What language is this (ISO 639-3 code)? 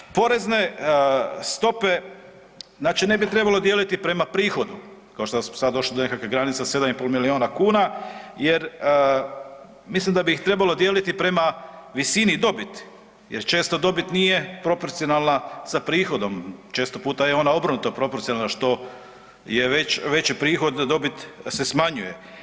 hrv